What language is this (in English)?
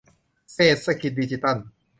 Thai